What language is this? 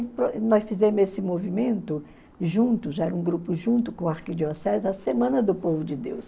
Portuguese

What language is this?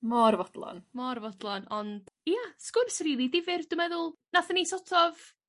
Welsh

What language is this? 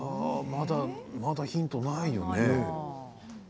Japanese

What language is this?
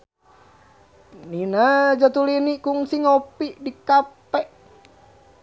Sundanese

